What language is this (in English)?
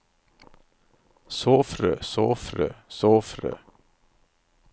Norwegian